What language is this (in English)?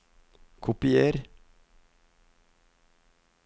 Norwegian